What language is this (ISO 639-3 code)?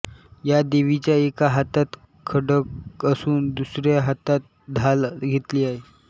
mar